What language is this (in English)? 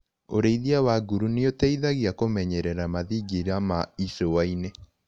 Kikuyu